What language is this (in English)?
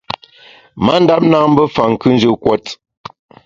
Bamun